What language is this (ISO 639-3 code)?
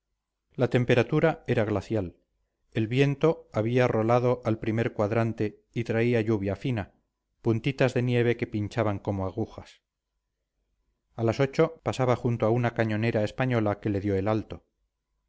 spa